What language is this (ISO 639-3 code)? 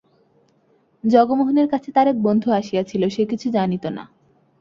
ben